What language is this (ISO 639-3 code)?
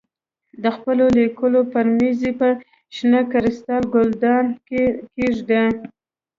pus